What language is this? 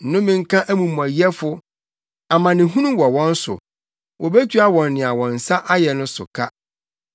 Akan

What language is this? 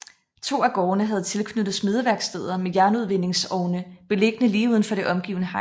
Danish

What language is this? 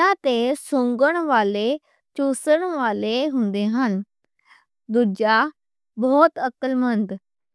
Western Panjabi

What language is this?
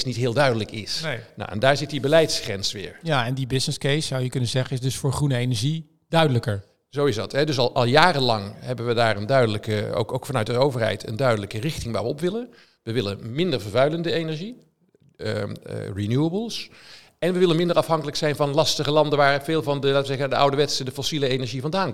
Dutch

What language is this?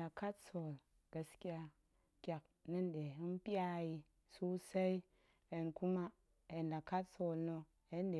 Goemai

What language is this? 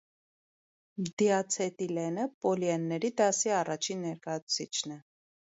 Armenian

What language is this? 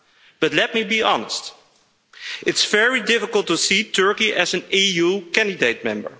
English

